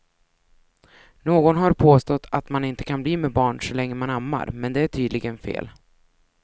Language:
Swedish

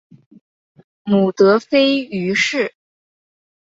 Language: Chinese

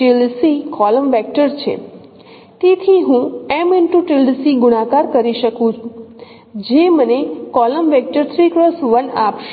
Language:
Gujarati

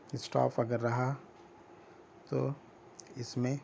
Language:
Urdu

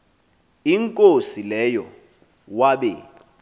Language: Xhosa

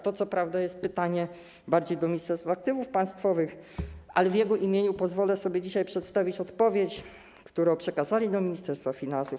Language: Polish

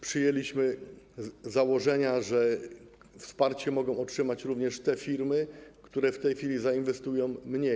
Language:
Polish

